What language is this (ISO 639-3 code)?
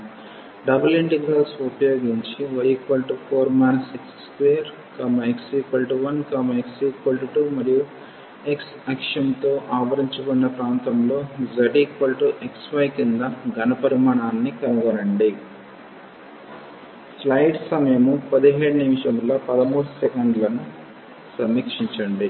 tel